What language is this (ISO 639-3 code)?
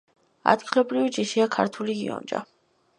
kat